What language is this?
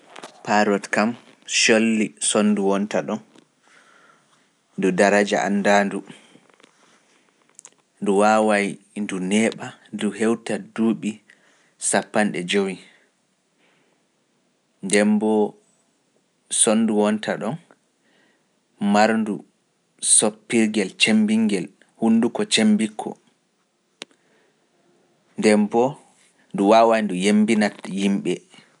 Pular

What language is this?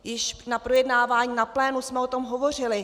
Czech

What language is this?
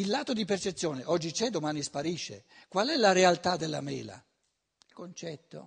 Italian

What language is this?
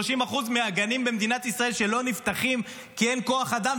Hebrew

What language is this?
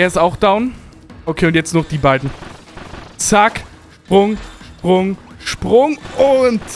German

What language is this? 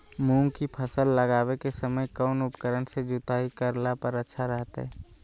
Magahi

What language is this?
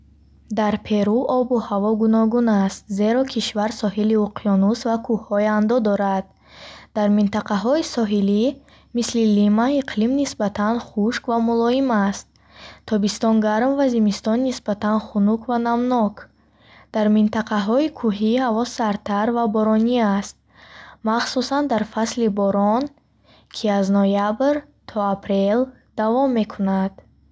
Bukharic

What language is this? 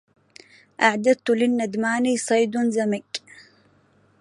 Arabic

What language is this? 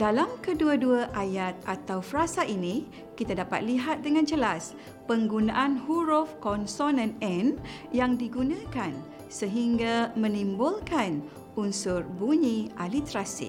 Malay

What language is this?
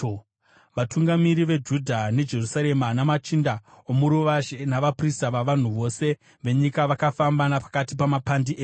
Shona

